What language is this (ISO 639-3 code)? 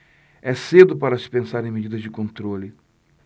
por